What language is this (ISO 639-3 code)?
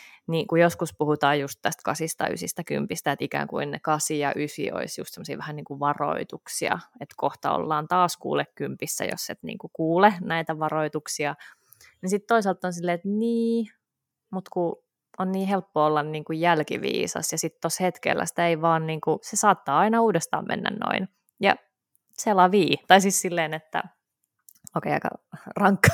fin